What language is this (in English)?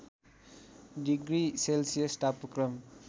Nepali